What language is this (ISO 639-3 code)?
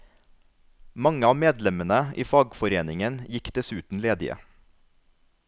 nor